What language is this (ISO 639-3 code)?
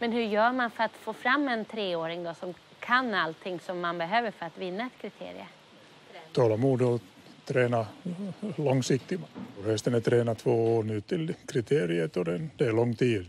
swe